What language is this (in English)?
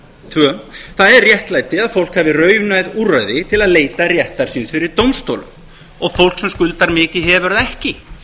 Icelandic